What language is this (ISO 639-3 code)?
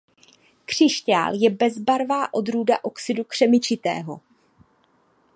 ces